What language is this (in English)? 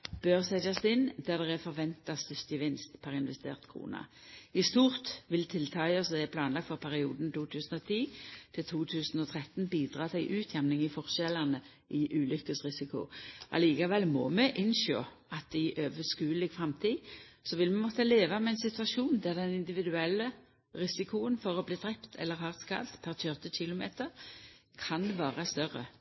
Norwegian Nynorsk